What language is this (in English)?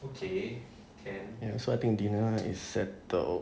English